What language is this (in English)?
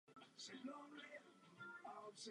Czech